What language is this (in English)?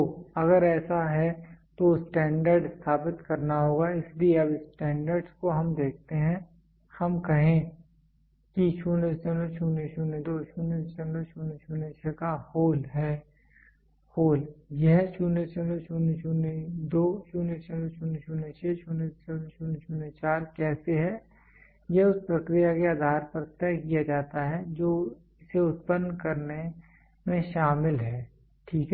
Hindi